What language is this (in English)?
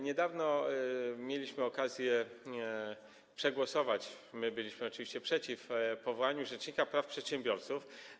Polish